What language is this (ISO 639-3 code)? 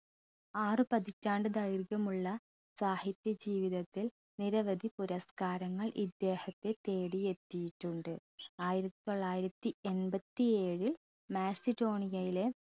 mal